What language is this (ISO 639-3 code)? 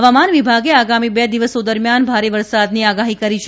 guj